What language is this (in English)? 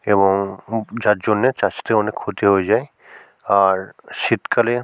Bangla